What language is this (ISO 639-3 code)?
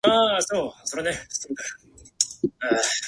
jpn